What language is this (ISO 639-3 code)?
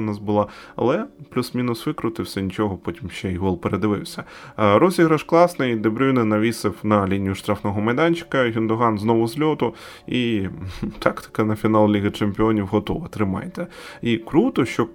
ukr